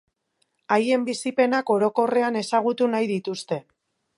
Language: Basque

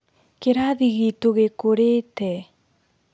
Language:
Kikuyu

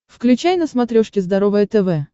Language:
Russian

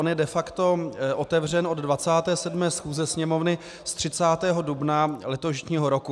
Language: Czech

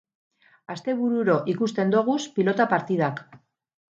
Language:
Basque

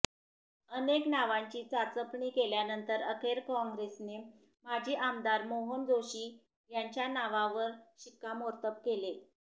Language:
Marathi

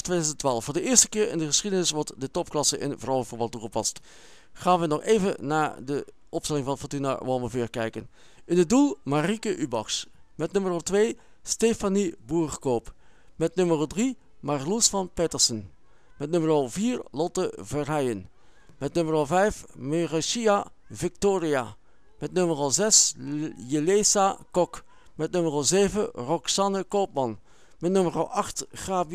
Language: Dutch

